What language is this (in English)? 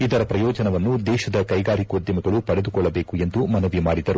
Kannada